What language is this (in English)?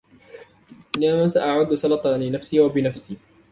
Arabic